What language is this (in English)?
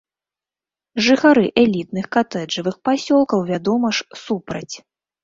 Belarusian